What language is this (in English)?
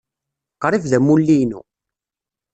Kabyle